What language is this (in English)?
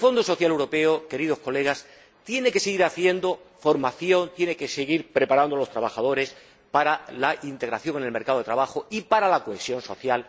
Spanish